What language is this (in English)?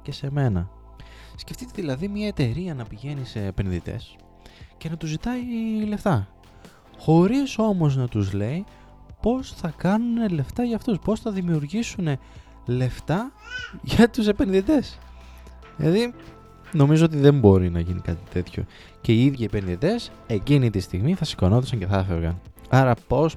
Greek